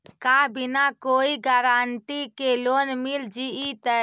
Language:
Magahi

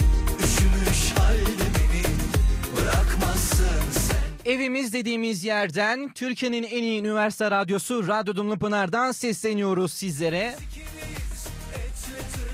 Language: Turkish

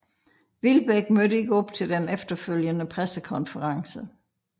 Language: Danish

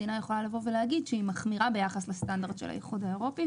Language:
Hebrew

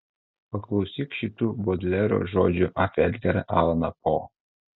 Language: Lithuanian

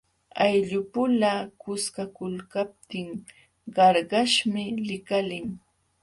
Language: Jauja Wanca Quechua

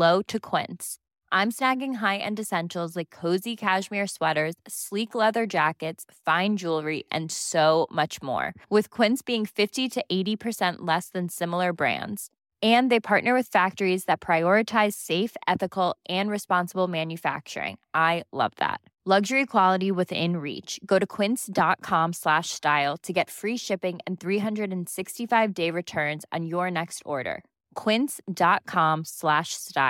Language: Filipino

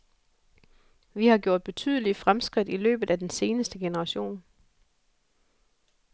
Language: Danish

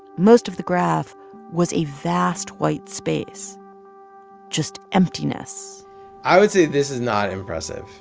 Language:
English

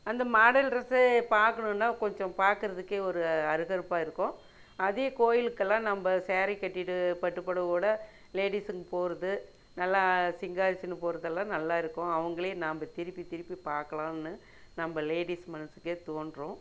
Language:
Tamil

